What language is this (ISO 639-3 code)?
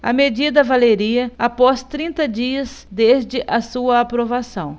por